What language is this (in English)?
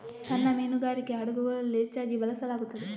Kannada